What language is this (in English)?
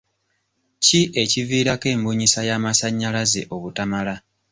Ganda